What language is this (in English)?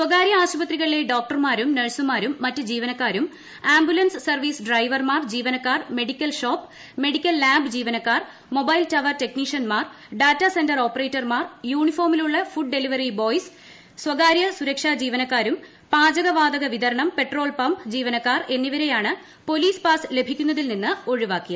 Malayalam